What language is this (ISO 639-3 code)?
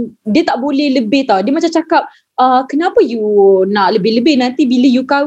msa